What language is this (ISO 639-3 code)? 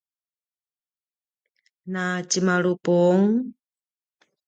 pwn